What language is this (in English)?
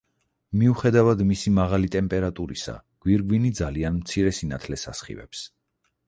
Georgian